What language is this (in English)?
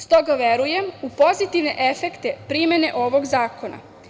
Serbian